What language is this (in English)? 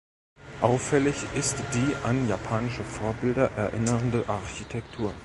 German